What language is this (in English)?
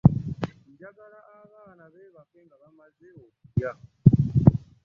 Ganda